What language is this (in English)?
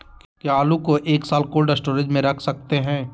Magahi